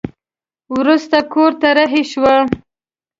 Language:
Pashto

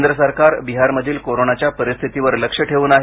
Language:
Marathi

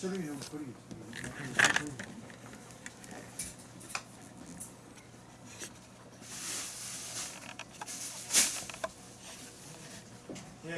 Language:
Korean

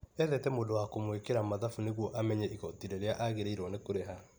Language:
Kikuyu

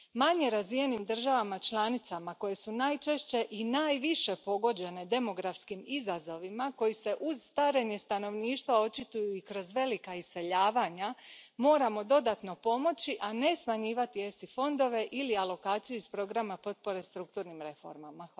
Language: Croatian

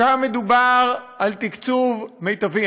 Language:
Hebrew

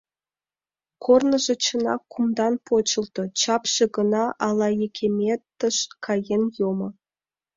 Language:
Mari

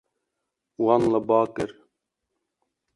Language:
Kurdish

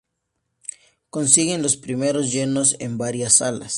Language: Spanish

